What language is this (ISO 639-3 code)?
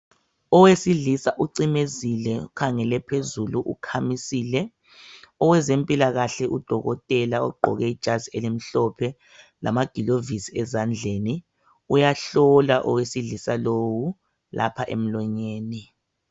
nde